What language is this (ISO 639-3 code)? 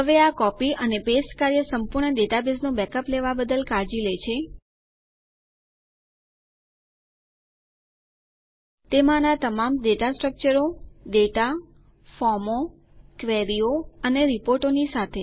guj